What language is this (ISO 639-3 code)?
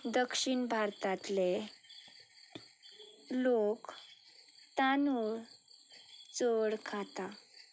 kok